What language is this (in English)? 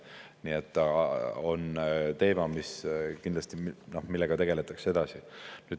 Estonian